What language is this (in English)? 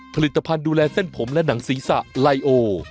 Thai